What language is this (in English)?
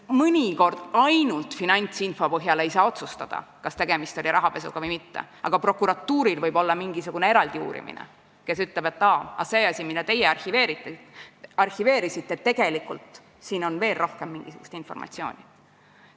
Estonian